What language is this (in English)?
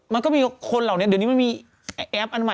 Thai